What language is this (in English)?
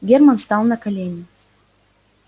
Russian